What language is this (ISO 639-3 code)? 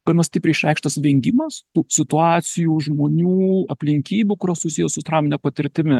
lit